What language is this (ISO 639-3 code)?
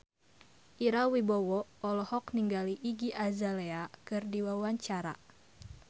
sun